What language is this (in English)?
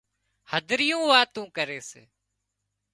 Wadiyara Koli